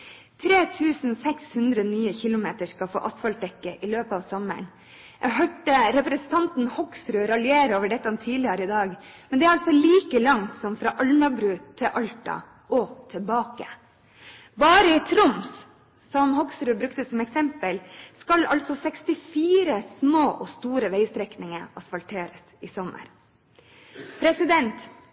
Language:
Norwegian Bokmål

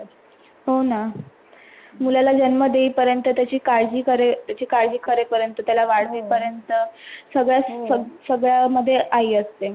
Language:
Marathi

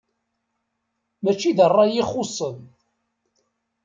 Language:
Kabyle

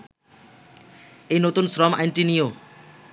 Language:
Bangla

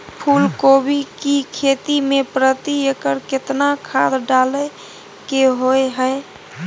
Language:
Maithili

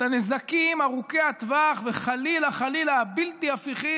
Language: Hebrew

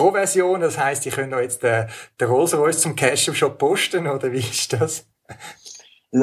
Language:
German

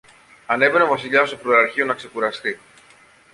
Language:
Greek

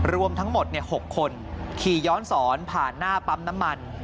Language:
Thai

